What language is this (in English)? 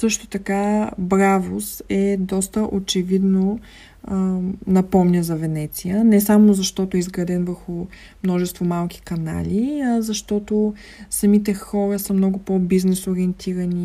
Bulgarian